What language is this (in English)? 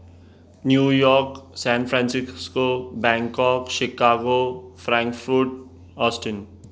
Sindhi